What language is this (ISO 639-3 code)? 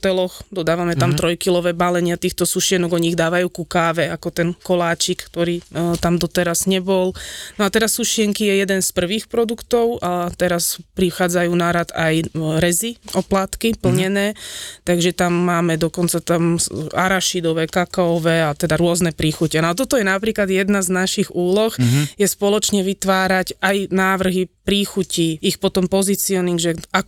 slk